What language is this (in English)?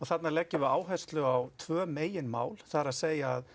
Icelandic